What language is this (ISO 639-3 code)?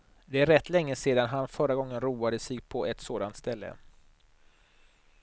swe